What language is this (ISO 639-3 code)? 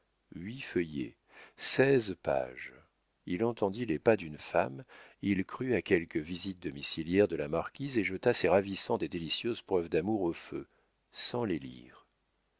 fra